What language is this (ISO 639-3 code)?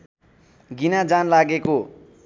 nep